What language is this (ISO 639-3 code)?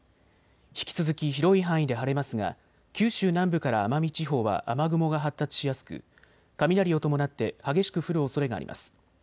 jpn